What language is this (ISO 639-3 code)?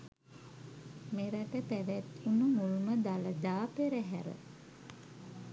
sin